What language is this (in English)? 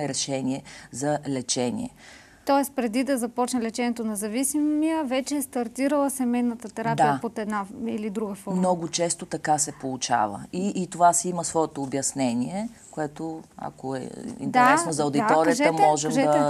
Bulgarian